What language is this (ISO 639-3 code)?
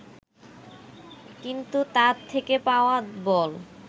ben